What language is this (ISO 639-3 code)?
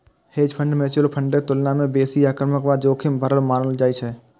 mai